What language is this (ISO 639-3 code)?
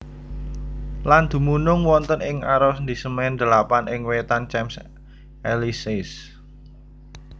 jav